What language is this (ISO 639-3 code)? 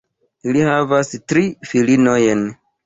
epo